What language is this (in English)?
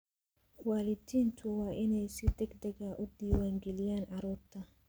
Somali